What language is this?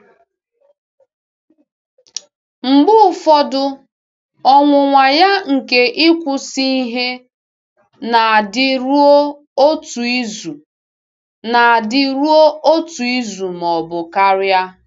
Igbo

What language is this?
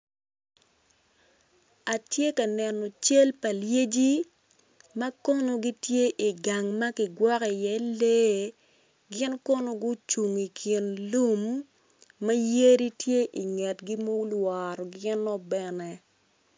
Acoli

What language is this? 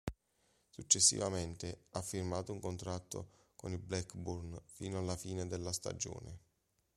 Italian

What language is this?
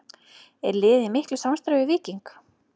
Icelandic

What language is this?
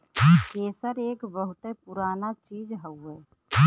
Bhojpuri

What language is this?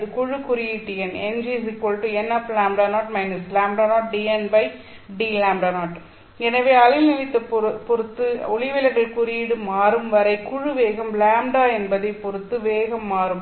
Tamil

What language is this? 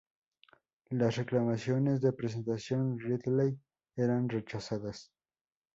Spanish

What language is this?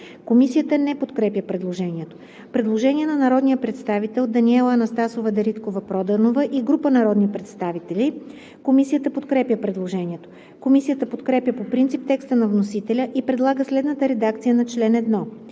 Bulgarian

